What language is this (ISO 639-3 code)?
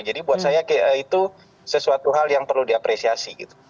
ind